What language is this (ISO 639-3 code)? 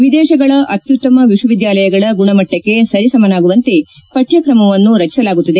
kan